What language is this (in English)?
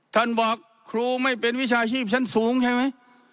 Thai